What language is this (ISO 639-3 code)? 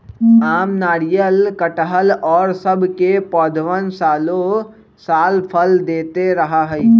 mag